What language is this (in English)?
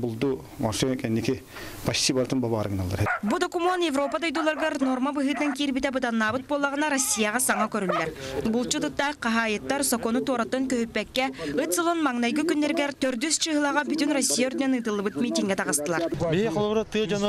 Russian